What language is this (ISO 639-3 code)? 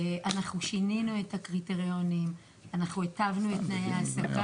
heb